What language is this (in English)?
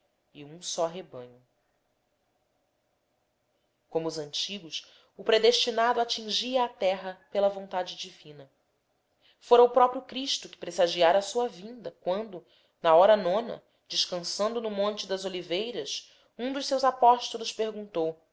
Portuguese